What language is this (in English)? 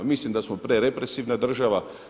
Croatian